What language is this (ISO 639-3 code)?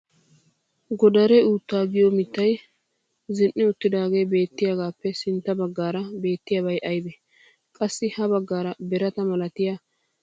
wal